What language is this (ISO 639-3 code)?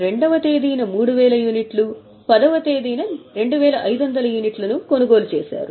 tel